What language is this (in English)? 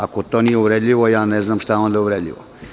Serbian